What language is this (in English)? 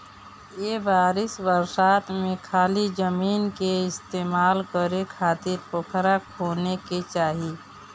Bhojpuri